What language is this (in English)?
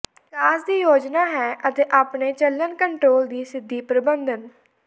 Punjabi